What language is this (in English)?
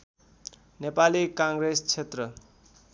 Nepali